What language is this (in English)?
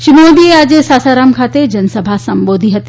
Gujarati